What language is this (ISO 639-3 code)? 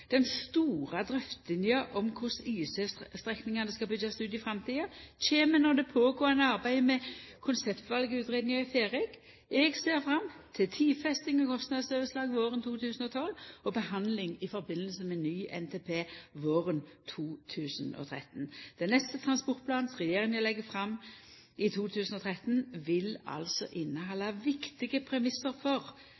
nno